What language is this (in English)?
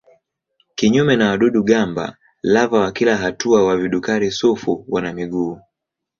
Swahili